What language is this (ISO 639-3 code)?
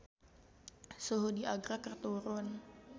sun